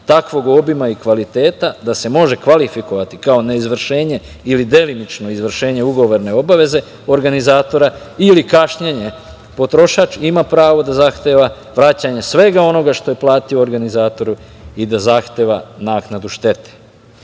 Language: Serbian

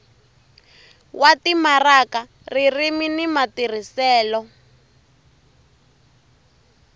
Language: Tsonga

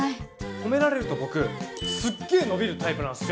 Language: Japanese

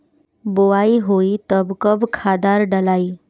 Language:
Bhojpuri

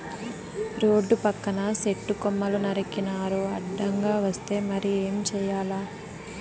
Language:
Telugu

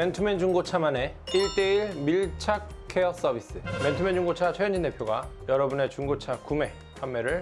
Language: Korean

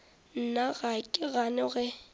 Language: Northern Sotho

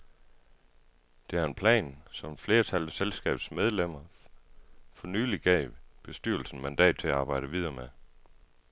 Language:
Danish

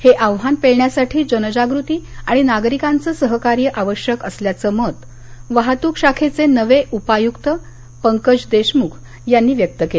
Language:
Marathi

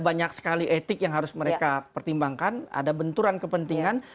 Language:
Indonesian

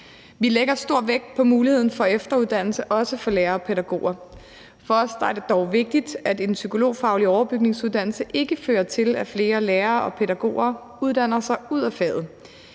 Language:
Danish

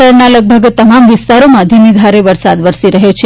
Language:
Gujarati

